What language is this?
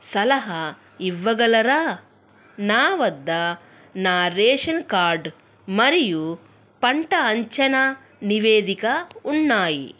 Telugu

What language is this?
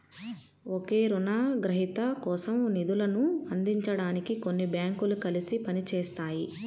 Telugu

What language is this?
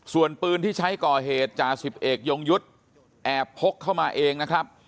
Thai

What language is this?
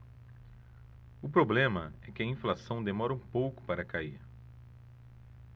Portuguese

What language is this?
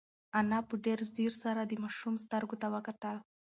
Pashto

